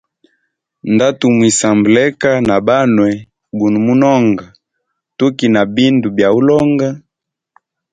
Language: Hemba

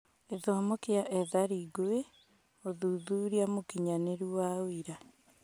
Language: Kikuyu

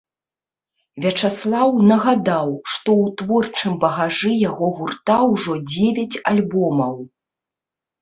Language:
Belarusian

